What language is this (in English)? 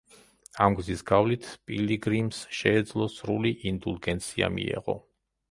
Georgian